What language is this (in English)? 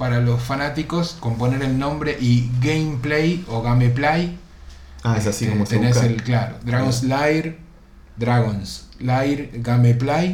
Spanish